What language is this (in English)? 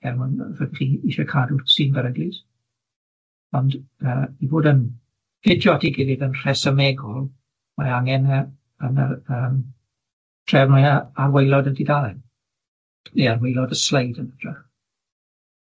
Welsh